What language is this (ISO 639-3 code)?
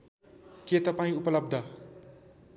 nep